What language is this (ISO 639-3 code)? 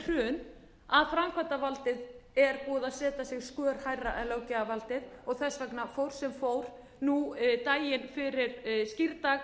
isl